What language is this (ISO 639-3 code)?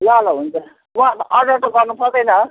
nep